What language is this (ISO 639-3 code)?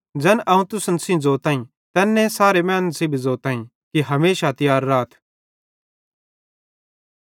bhd